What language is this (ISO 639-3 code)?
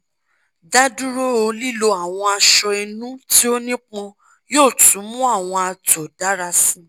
yor